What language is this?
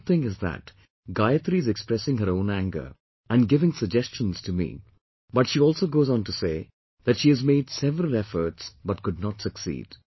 English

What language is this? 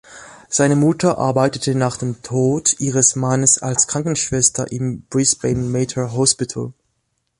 German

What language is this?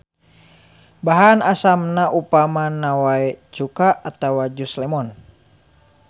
Sundanese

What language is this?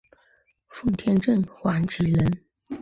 Chinese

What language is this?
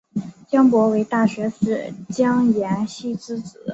Chinese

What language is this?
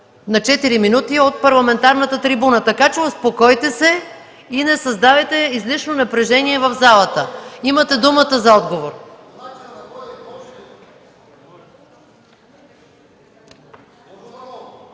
Bulgarian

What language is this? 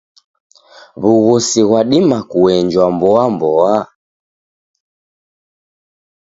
Taita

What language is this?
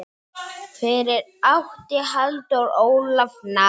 Icelandic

